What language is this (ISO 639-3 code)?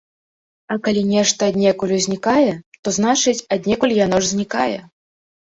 bel